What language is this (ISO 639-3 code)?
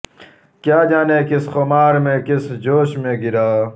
urd